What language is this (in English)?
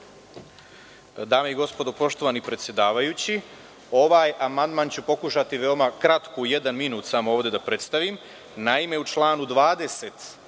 Serbian